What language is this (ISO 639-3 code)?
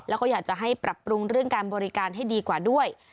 tha